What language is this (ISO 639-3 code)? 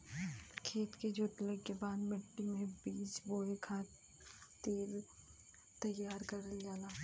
bho